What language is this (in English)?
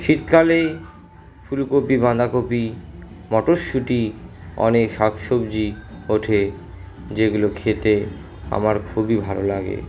Bangla